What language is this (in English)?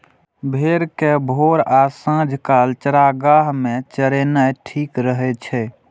Maithili